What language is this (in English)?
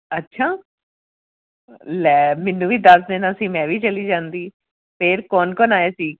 Punjabi